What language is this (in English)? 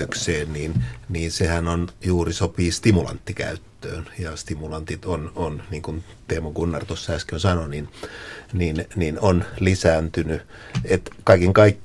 Finnish